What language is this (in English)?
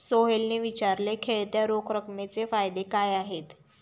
Marathi